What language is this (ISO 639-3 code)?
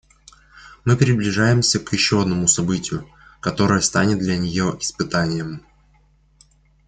rus